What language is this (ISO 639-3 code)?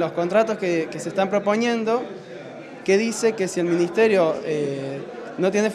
spa